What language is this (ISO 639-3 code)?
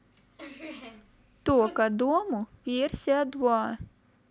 rus